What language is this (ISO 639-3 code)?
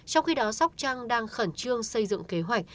vie